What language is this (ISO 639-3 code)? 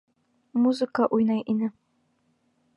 bak